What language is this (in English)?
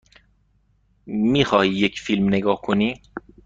Persian